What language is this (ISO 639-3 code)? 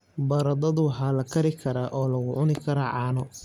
som